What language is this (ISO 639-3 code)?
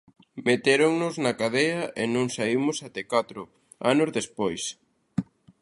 glg